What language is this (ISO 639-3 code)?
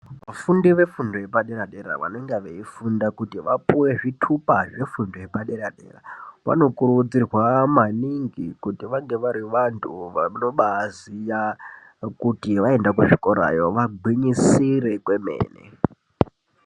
ndc